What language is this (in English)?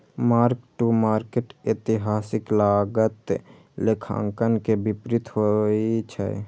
Maithili